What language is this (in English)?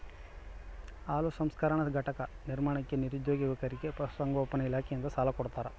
Kannada